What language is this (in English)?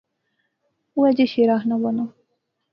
Pahari-Potwari